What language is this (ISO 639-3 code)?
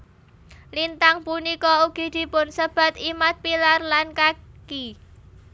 jav